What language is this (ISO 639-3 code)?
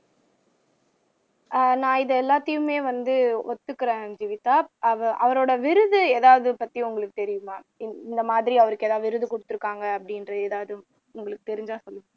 tam